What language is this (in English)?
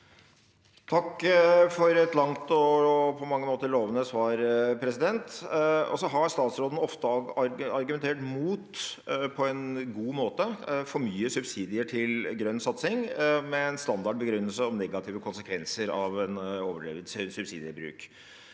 Norwegian